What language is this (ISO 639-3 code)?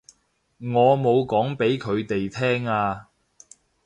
yue